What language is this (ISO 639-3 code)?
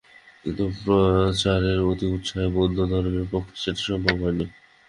ben